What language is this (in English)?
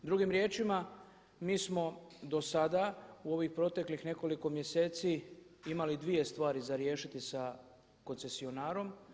Croatian